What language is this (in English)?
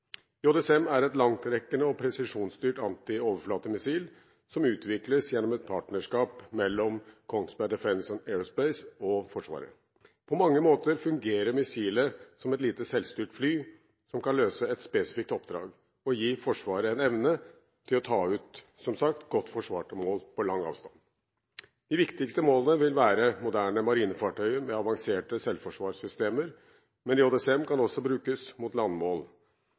Norwegian Bokmål